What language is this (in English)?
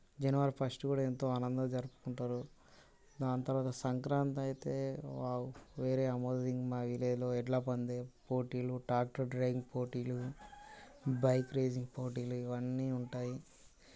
Telugu